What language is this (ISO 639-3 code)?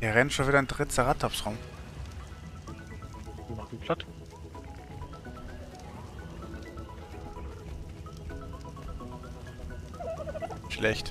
deu